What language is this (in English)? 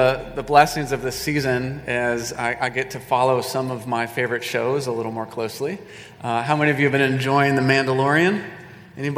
English